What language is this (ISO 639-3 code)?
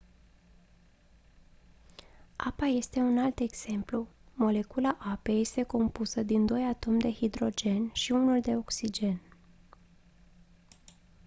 ron